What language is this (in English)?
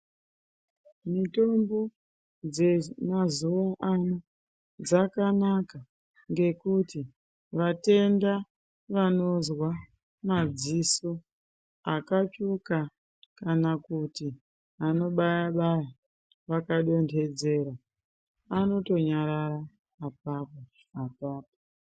Ndau